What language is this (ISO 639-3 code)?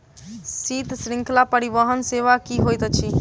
mai